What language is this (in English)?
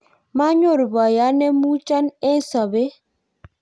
Kalenjin